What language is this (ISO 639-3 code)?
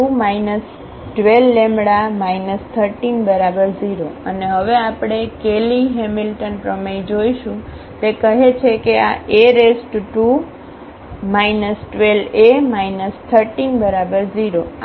guj